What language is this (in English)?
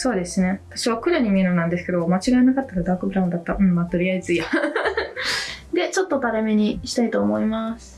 Japanese